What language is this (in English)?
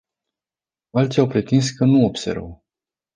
Romanian